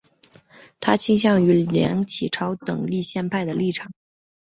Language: Chinese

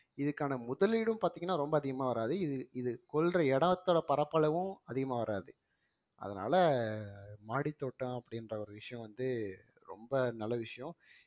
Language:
Tamil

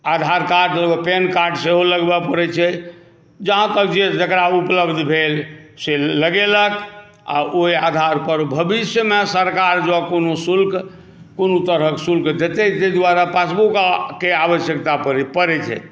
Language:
Maithili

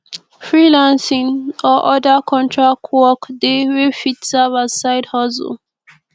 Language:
Nigerian Pidgin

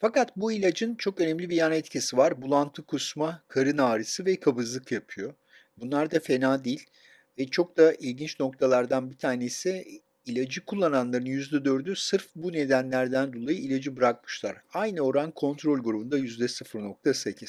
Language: Turkish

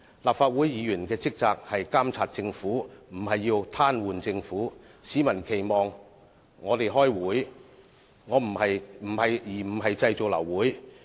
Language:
Cantonese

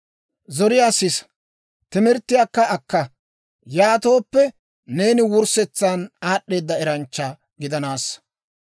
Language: Dawro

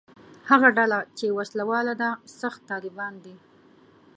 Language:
Pashto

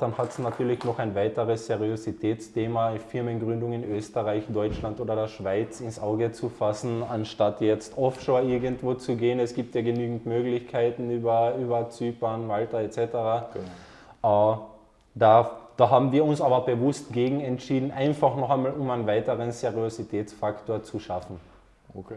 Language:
German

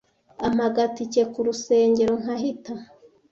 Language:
Kinyarwanda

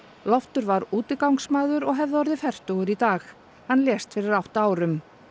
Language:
Icelandic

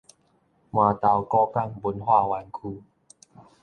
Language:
Min Nan Chinese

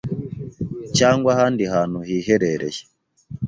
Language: Kinyarwanda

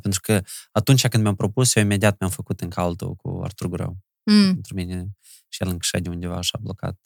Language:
Romanian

